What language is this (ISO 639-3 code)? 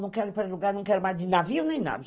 por